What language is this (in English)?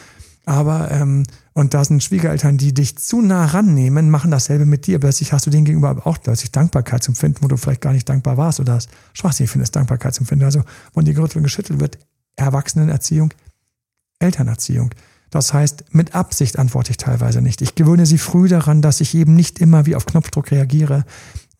German